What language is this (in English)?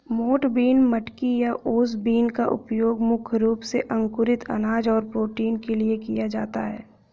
Hindi